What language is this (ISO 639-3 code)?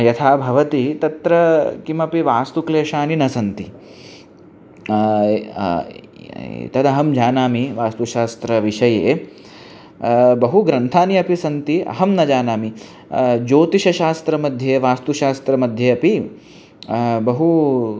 san